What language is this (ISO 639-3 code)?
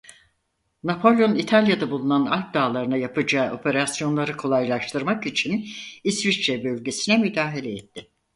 tur